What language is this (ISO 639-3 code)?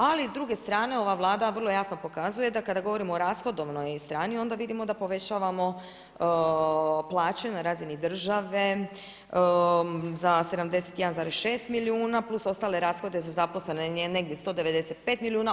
hrv